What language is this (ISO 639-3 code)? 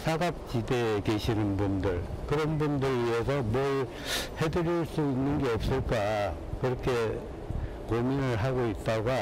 kor